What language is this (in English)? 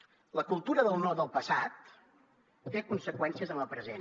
Catalan